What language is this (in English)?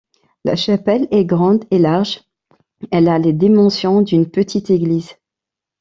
French